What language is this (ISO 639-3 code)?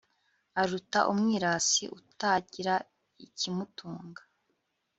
kin